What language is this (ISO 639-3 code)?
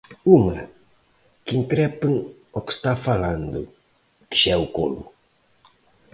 glg